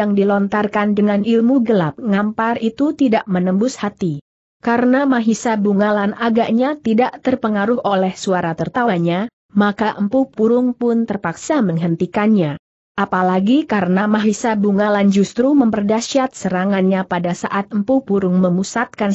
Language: Indonesian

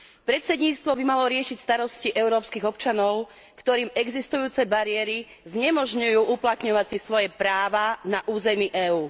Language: Slovak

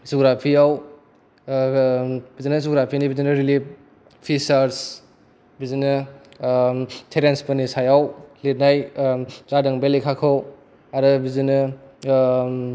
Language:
Bodo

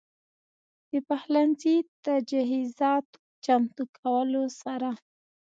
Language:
Pashto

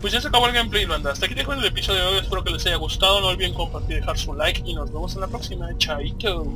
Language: Spanish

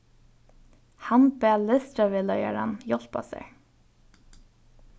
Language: Faroese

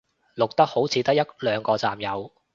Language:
Cantonese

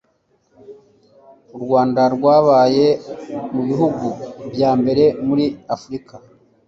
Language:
Kinyarwanda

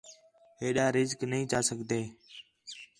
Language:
Khetrani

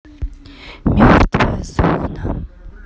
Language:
Russian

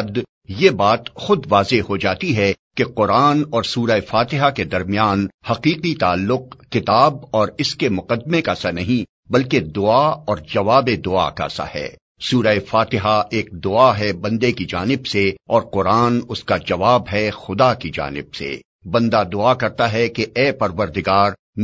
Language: Urdu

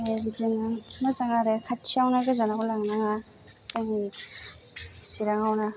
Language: Bodo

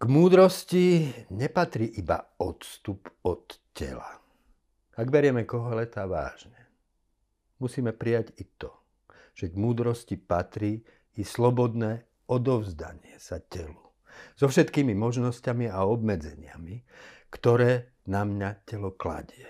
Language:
Slovak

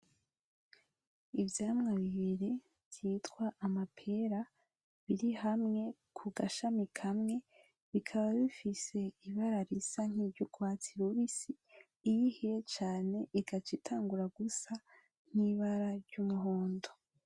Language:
Rundi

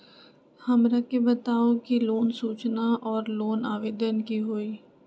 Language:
Magahi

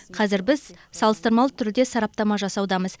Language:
Kazakh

